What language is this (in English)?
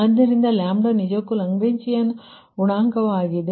Kannada